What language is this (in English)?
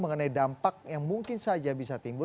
Indonesian